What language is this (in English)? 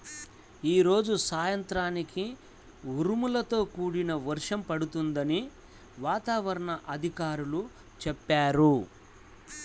Telugu